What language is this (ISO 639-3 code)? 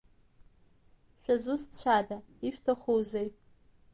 abk